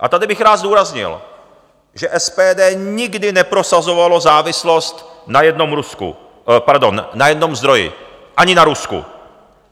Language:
Czech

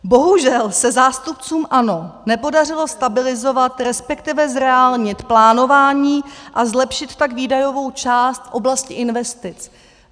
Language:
Czech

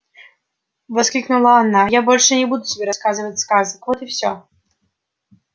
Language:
Russian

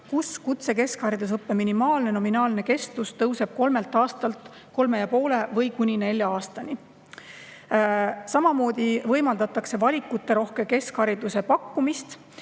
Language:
Estonian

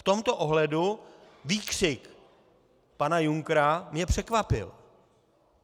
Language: Czech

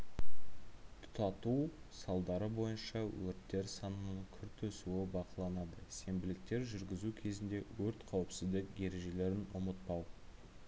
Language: Kazakh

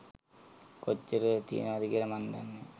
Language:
Sinhala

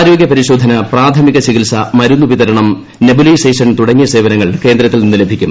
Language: Malayalam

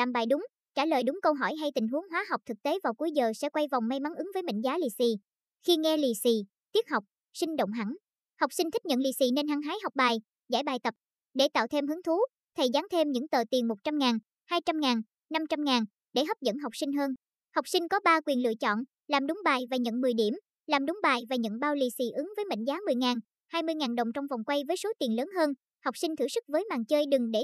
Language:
Vietnamese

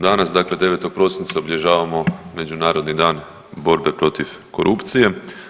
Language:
Croatian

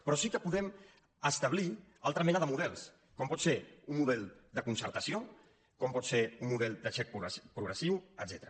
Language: Catalan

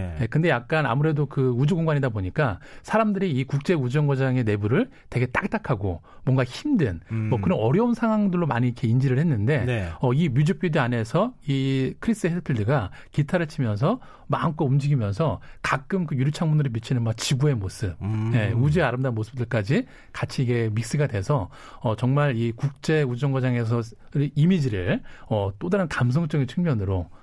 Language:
Korean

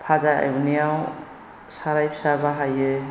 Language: Bodo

